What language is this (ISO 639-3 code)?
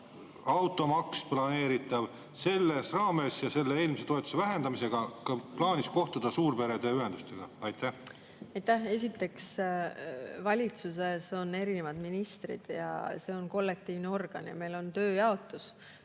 est